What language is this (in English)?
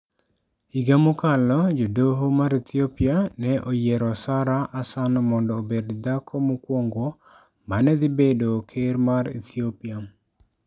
Luo (Kenya and Tanzania)